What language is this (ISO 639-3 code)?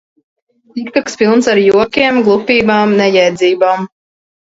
lav